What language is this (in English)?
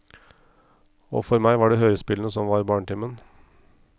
Norwegian